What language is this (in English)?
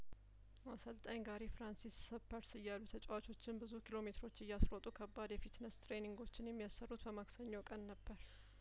Amharic